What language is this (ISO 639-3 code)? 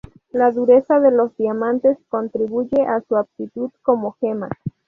spa